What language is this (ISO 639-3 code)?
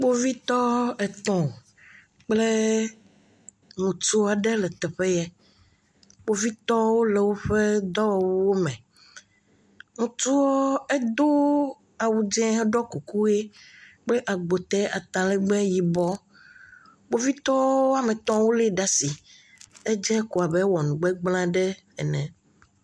ewe